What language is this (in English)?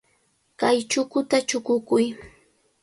Cajatambo North Lima Quechua